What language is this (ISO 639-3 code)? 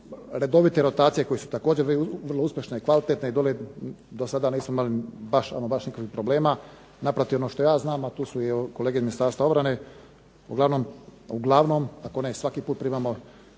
hrv